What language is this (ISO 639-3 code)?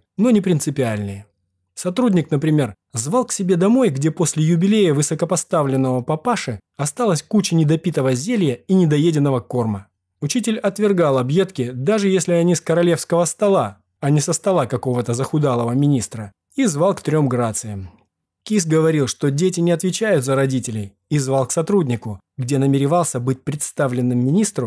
rus